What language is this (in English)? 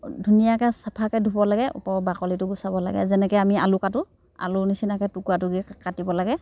Assamese